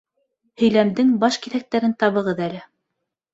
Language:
Bashkir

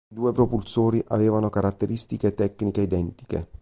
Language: Italian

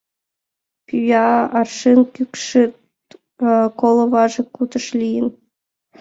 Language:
Mari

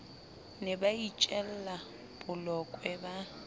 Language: Southern Sotho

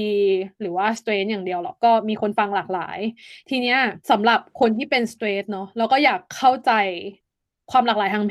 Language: Thai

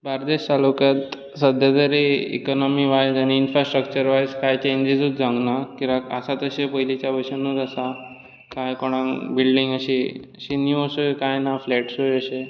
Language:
Konkani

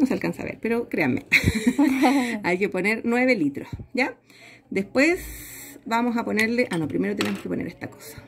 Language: Spanish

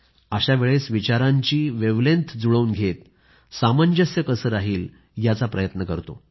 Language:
Marathi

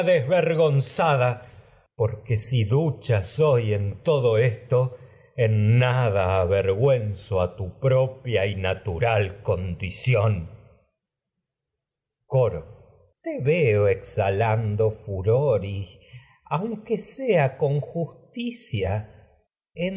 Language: Spanish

